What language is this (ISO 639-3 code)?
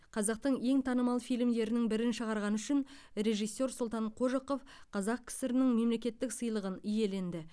kaz